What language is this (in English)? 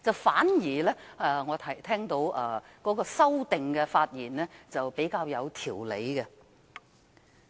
Cantonese